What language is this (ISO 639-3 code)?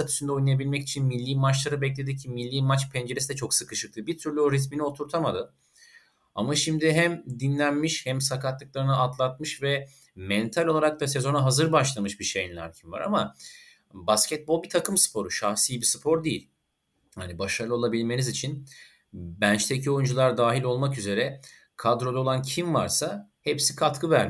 tur